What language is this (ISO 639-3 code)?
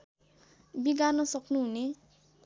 nep